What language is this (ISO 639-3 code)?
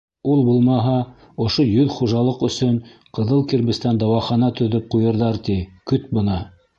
bak